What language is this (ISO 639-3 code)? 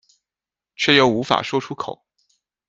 zho